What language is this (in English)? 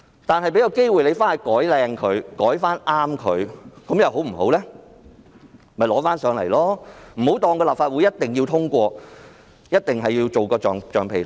Cantonese